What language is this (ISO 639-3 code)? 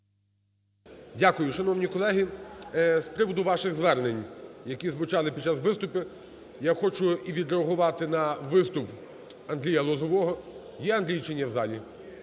ukr